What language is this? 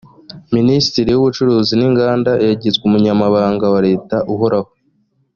Kinyarwanda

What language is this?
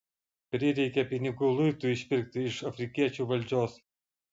Lithuanian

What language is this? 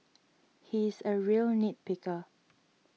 English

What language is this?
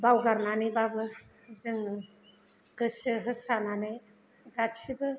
Bodo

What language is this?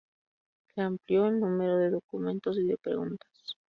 Spanish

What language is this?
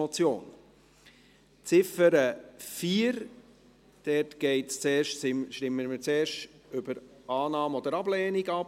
Swiss German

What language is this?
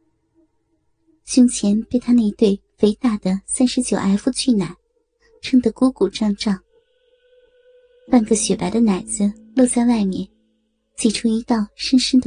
Chinese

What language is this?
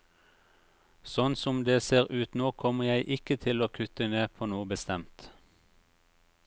Norwegian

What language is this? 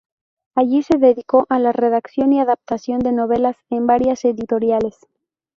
Spanish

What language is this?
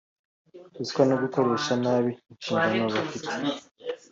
Kinyarwanda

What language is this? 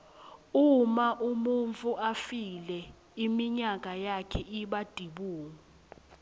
Swati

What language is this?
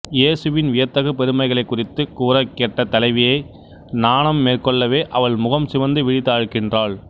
Tamil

